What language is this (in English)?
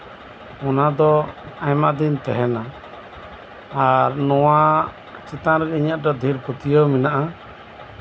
Santali